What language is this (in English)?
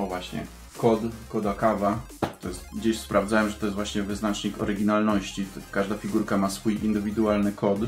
Polish